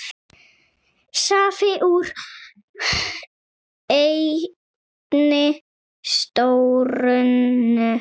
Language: Icelandic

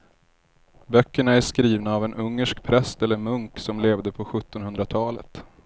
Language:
Swedish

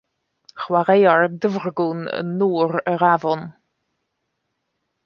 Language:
Welsh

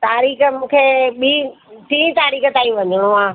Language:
Sindhi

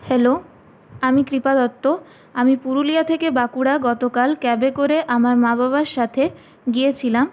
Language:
Bangla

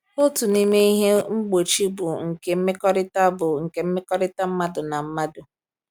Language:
Igbo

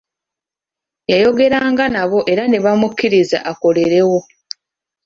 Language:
Ganda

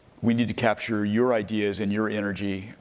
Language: English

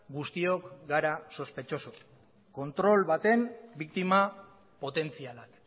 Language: Basque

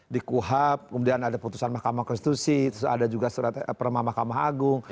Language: Indonesian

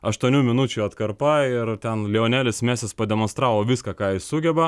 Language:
Lithuanian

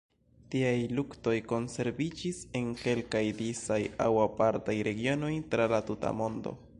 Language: Esperanto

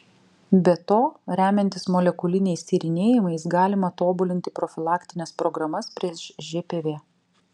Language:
Lithuanian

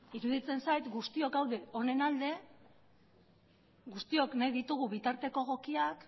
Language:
Basque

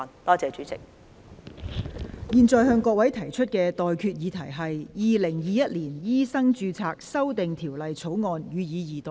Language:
Cantonese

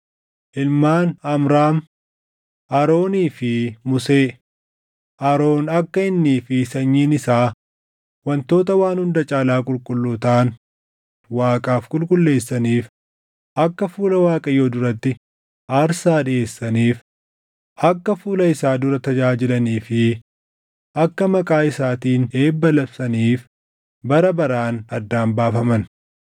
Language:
Oromo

